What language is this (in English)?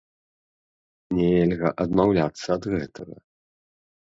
Belarusian